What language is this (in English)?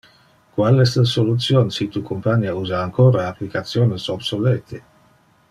Interlingua